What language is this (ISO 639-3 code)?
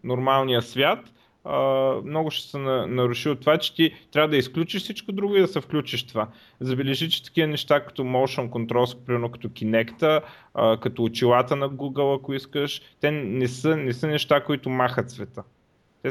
bul